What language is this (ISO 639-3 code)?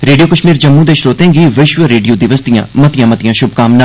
doi